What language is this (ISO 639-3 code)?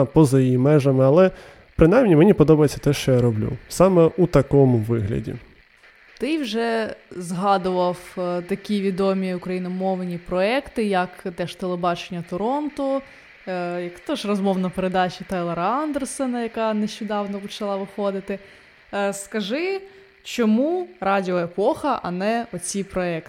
ukr